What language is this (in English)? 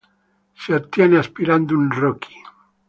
Italian